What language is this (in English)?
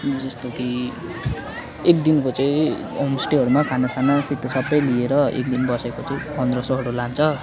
Nepali